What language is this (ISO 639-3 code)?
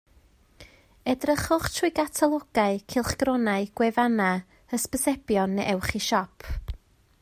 cym